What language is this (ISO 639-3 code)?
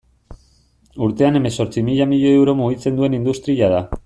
eus